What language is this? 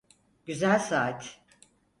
Turkish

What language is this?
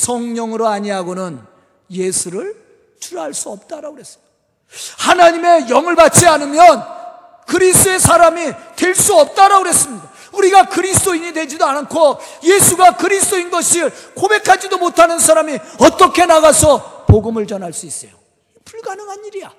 Korean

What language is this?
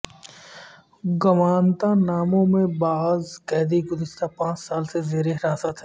Urdu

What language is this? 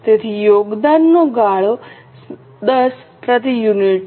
Gujarati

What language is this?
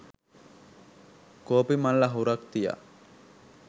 Sinhala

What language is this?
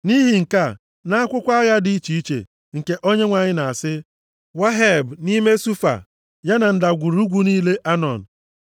Igbo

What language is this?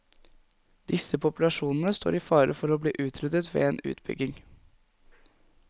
Norwegian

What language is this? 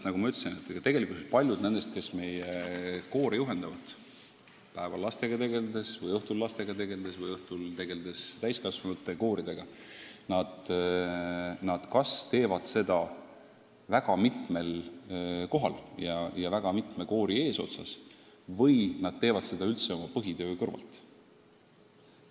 Estonian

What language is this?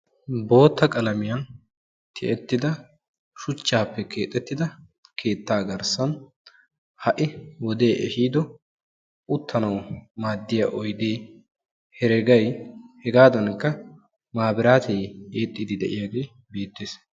Wolaytta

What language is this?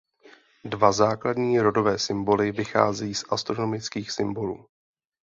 Czech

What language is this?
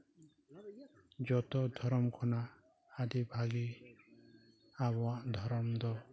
Santali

